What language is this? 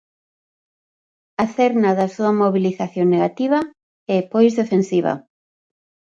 Galician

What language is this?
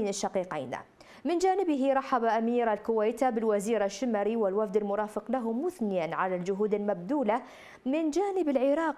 Arabic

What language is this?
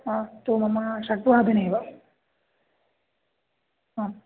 Sanskrit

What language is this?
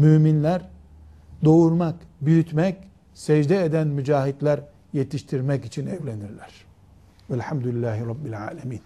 Turkish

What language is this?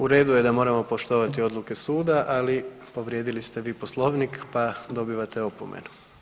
Croatian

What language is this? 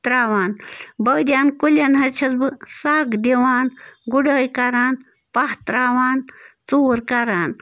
Kashmiri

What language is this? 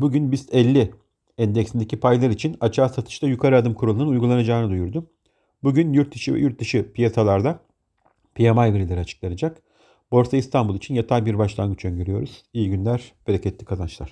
Turkish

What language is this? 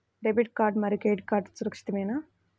Telugu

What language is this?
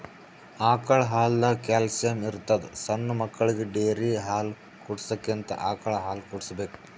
Kannada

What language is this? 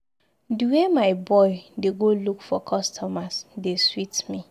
Nigerian Pidgin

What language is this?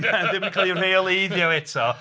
Welsh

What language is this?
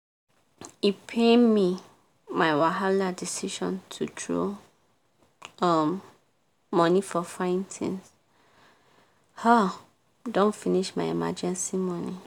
Nigerian Pidgin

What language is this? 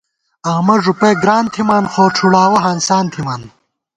Gawar-Bati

